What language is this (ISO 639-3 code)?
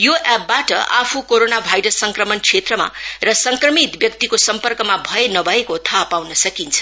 nep